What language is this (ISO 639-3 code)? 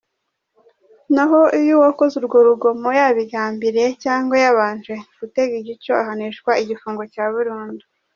kin